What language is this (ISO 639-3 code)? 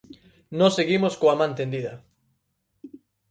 glg